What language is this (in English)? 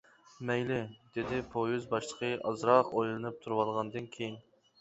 Uyghur